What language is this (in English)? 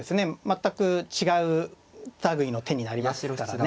Japanese